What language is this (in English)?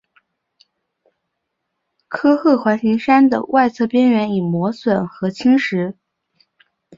Chinese